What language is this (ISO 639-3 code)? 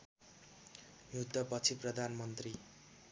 nep